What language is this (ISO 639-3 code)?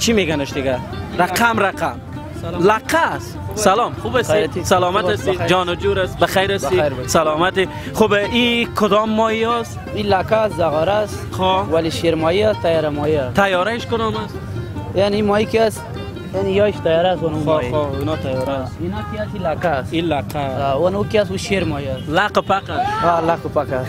fas